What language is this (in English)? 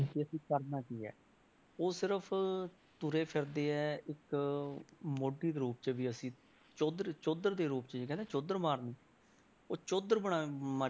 Punjabi